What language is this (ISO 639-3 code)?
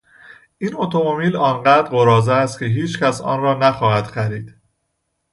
fas